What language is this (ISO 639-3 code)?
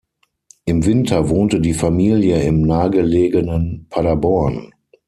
deu